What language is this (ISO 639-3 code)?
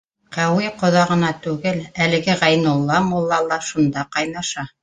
bak